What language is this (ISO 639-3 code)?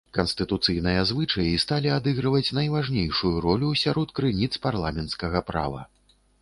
bel